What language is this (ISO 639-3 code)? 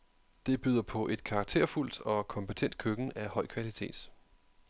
dan